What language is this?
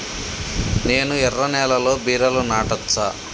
Telugu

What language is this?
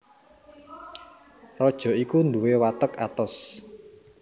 Javanese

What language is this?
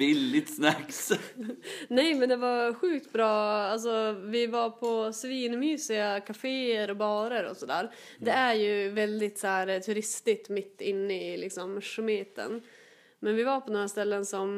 Swedish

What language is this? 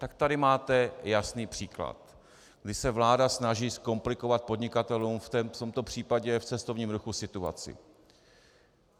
Czech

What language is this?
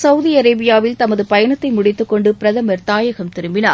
Tamil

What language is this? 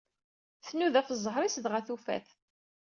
Kabyle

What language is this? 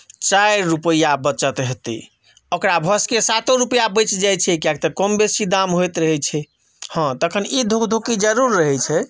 Maithili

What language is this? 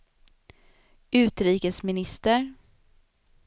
Swedish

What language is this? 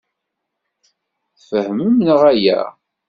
Kabyle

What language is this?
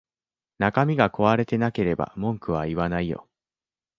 Japanese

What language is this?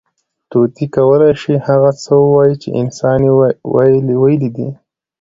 Pashto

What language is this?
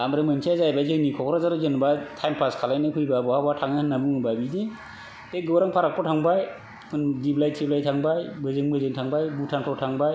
Bodo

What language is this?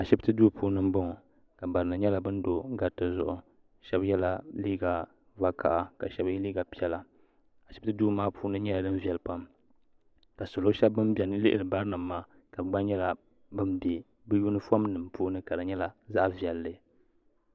Dagbani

